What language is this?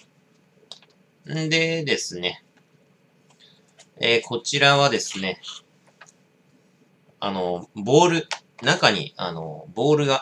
Japanese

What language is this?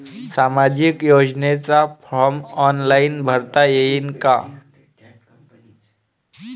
Marathi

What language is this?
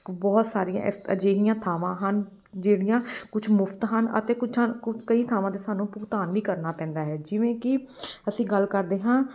Punjabi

